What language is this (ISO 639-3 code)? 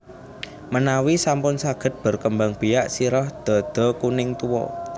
jav